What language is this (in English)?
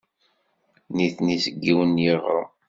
Kabyle